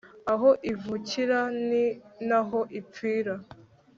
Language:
Kinyarwanda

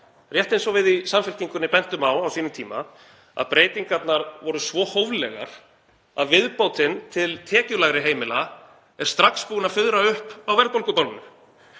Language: Icelandic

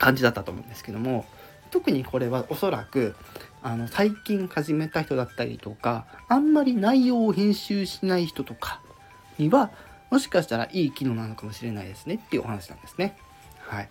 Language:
Japanese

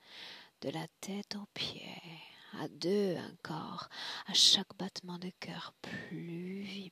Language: French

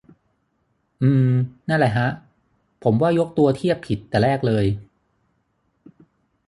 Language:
Thai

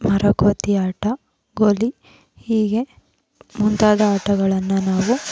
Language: Kannada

